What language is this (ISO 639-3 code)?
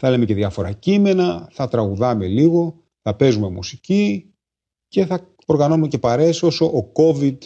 ell